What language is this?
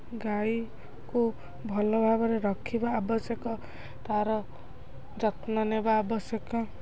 Odia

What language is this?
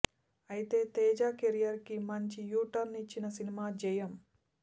Telugu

